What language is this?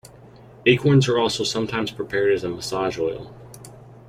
English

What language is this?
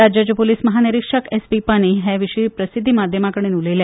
Konkani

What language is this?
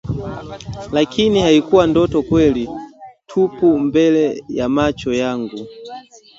Swahili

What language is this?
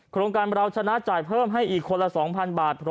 Thai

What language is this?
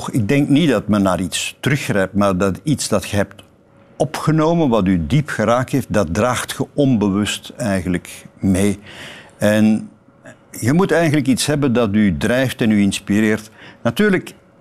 Dutch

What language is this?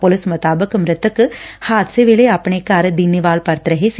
Punjabi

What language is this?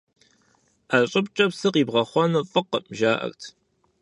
Kabardian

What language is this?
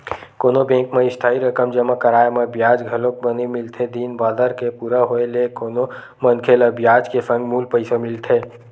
Chhattisgarhi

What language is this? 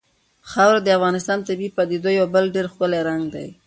Pashto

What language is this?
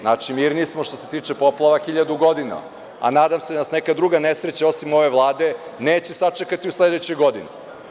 Serbian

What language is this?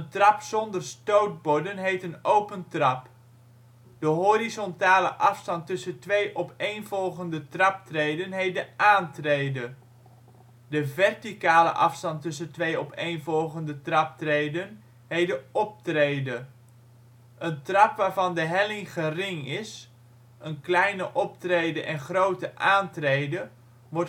Dutch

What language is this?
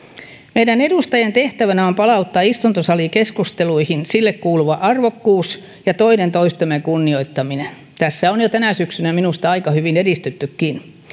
Finnish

